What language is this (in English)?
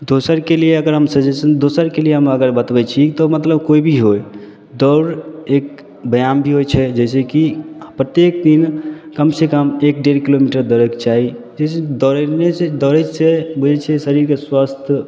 Maithili